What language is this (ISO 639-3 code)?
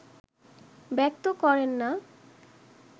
ben